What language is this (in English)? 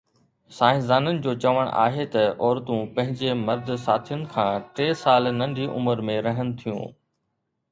Sindhi